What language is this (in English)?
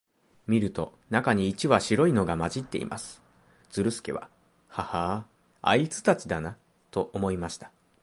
Japanese